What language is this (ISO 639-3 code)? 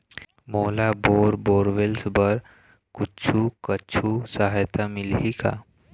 hne